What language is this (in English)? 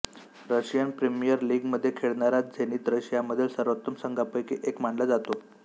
Marathi